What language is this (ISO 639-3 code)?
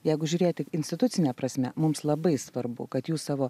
lit